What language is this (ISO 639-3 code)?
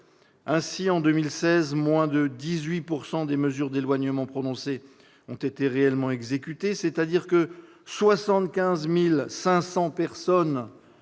fra